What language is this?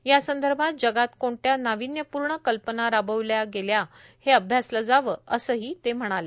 Marathi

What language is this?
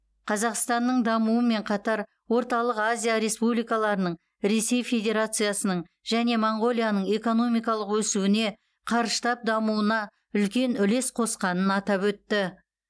Kazakh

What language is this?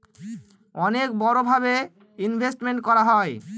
Bangla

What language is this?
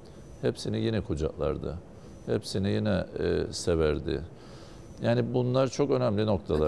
Turkish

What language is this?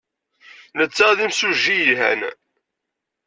Kabyle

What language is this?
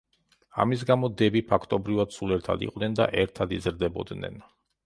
Georgian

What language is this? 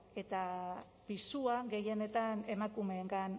Basque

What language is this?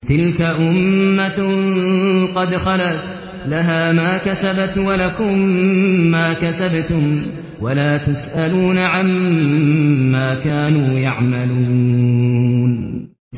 Arabic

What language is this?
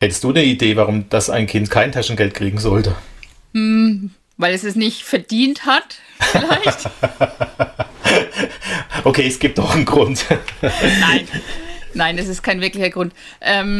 German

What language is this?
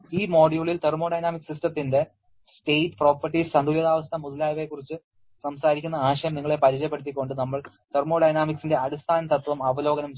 Malayalam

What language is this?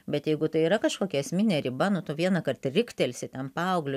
Lithuanian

